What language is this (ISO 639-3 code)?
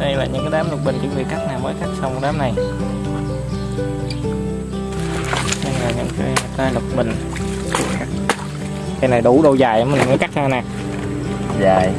vie